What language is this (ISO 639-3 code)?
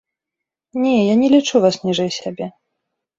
bel